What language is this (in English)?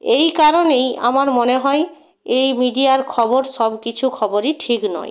Bangla